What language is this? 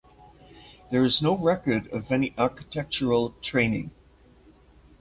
English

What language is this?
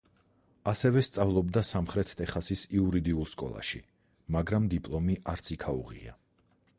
Georgian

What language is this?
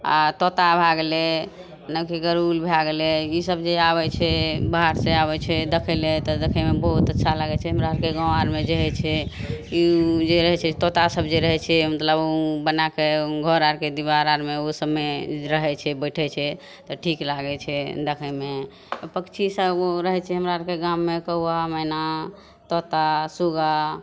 Maithili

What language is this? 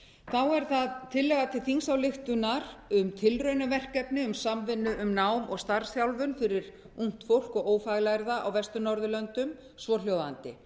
Icelandic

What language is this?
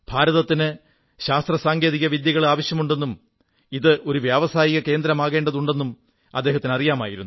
Malayalam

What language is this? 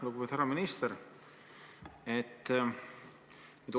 Estonian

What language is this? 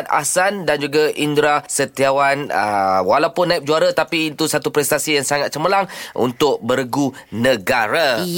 Malay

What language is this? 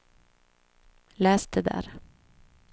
Swedish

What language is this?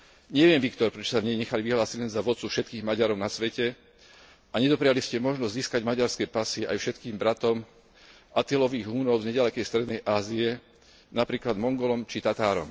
Slovak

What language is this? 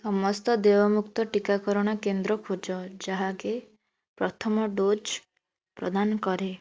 Odia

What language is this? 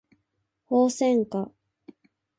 Japanese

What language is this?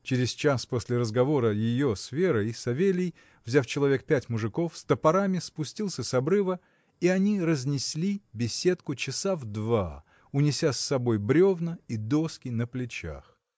Russian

